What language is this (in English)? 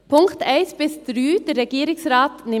Swiss German